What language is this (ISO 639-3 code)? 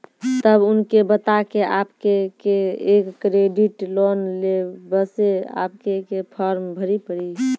mai